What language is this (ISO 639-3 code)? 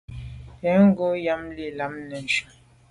byv